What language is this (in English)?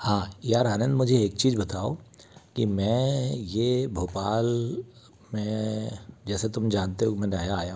Hindi